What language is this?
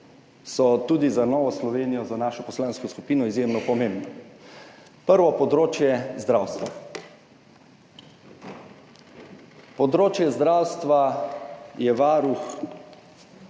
Slovenian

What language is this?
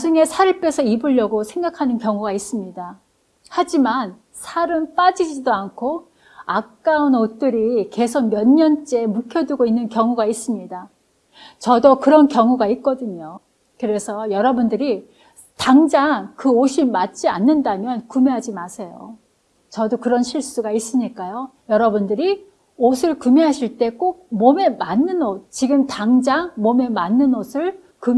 Korean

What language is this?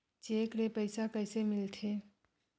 Chhattisgarhi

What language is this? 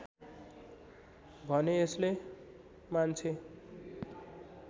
Nepali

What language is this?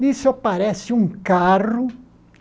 Portuguese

